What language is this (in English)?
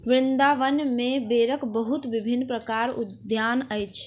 Maithili